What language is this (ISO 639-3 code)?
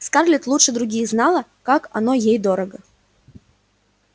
rus